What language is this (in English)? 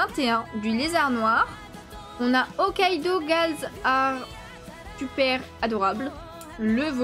French